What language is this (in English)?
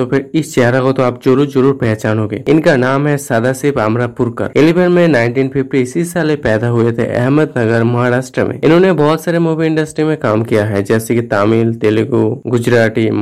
Hindi